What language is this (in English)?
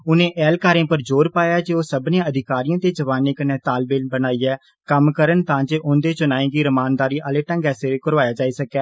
Dogri